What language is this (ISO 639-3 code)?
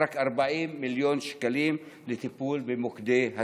heb